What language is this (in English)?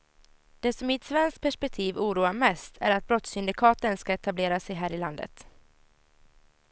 Swedish